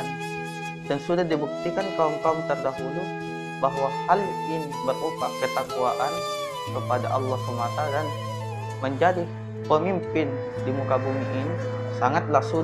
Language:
Indonesian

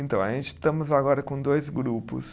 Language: Portuguese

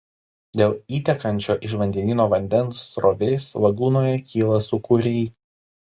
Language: Lithuanian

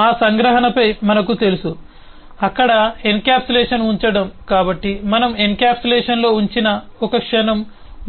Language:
Telugu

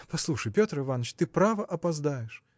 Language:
Russian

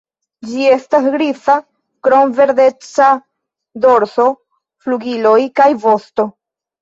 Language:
Esperanto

